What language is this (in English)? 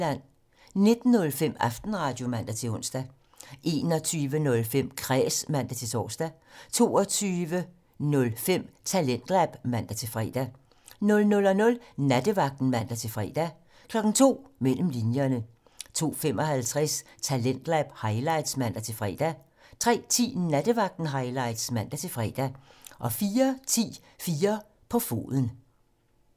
Danish